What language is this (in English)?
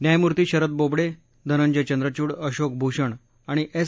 Marathi